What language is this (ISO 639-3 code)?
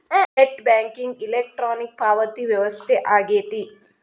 kan